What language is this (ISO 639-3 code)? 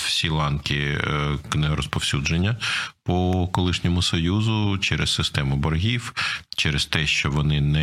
ukr